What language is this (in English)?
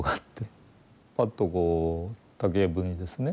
Japanese